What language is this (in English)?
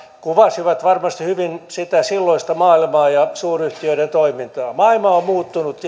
Finnish